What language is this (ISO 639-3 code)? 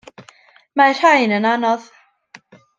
cym